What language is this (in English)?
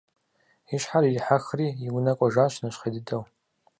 Kabardian